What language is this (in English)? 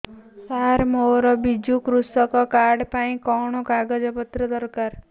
Odia